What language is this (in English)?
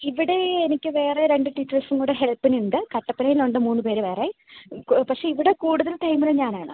Malayalam